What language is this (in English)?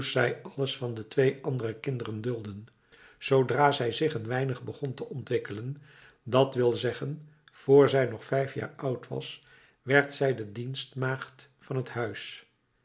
Dutch